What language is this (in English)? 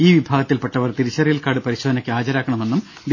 Malayalam